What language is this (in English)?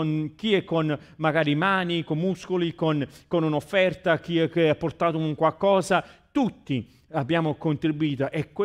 Italian